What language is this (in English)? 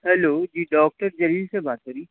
Urdu